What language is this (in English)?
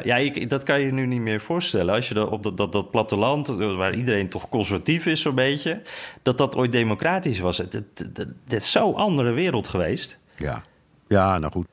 Dutch